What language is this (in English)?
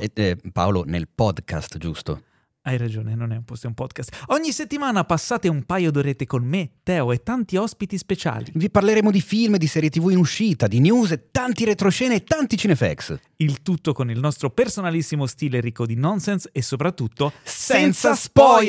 Italian